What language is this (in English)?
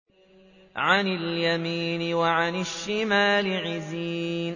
Arabic